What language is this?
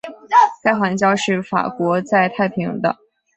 Chinese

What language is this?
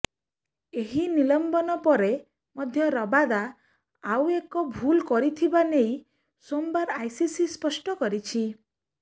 Odia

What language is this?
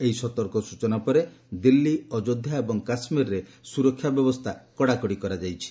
Odia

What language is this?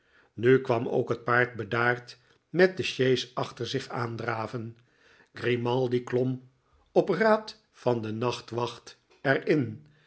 Dutch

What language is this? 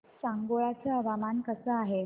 Marathi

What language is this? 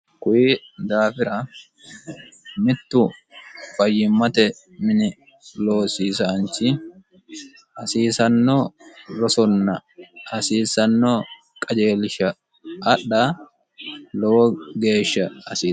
Sidamo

